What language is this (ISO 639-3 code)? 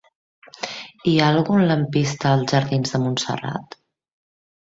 cat